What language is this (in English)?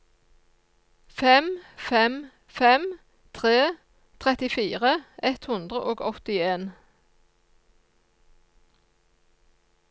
Norwegian